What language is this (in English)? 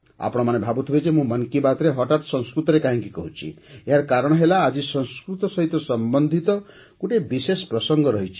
Odia